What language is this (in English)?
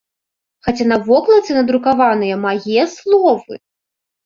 Belarusian